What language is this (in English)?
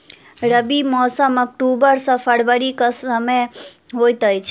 Maithili